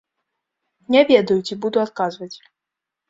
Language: Belarusian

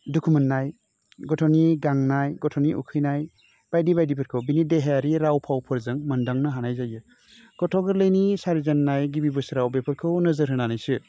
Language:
Bodo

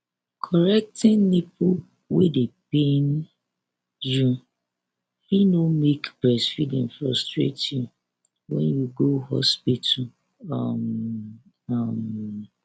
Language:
Nigerian Pidgin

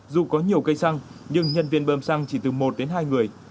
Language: Vietnamese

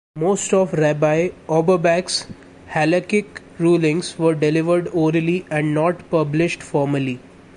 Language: English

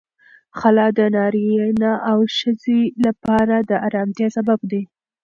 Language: Pashto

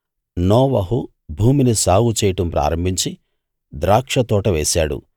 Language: Telugu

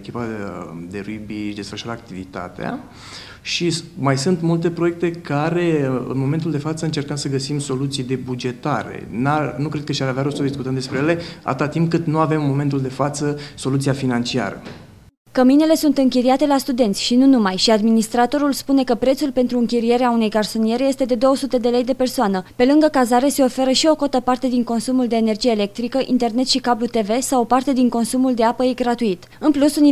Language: Romanian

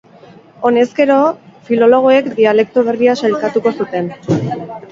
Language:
Basque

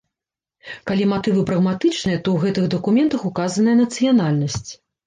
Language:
Belarusian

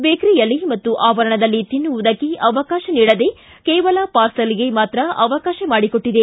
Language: Kannada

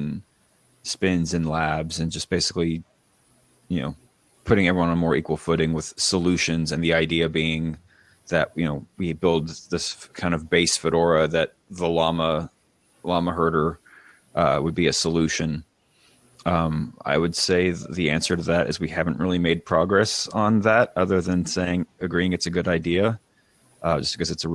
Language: English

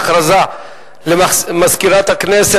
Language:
Hebrew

